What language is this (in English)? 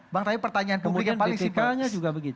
Indonesian